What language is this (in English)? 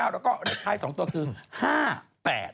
Thai